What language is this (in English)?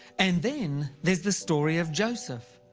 English